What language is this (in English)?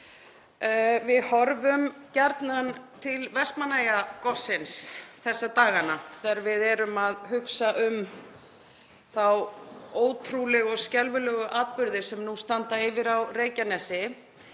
Icelandic